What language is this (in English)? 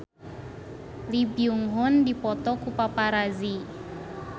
Sundanese